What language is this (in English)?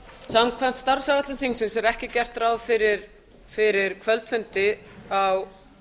Icelandic